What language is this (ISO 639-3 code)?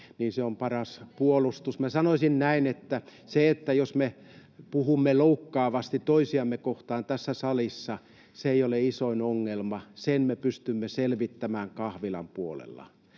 fin